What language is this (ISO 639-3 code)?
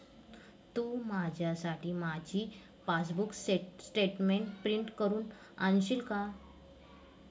mar